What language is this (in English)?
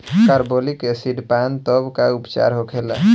Bhojpuri